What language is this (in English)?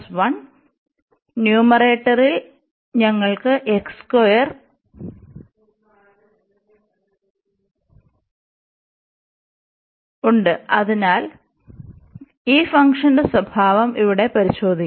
Malayalam